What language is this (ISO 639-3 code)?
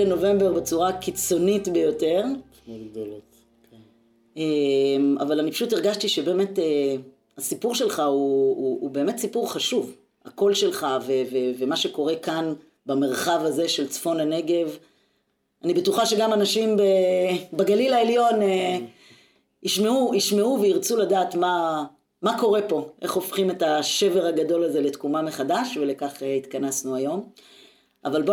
heb